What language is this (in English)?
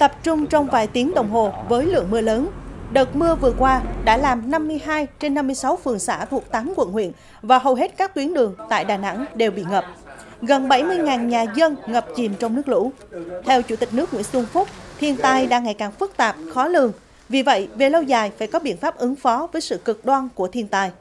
Vietnamese